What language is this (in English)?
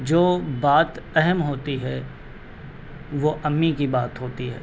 Urdu